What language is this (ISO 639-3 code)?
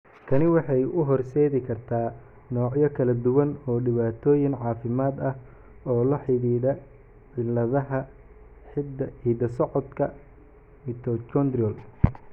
som